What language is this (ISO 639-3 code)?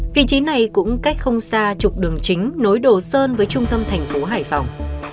vie